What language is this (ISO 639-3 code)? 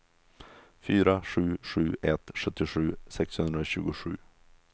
swe